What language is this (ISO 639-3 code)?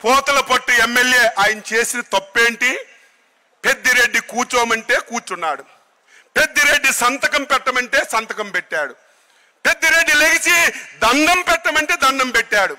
tel